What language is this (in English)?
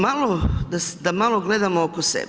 Croatian